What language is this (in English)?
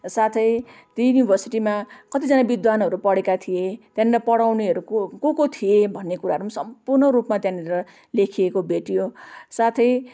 Nepali